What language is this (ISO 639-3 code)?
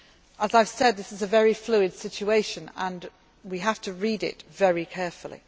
eng